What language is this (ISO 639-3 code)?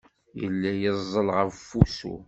kab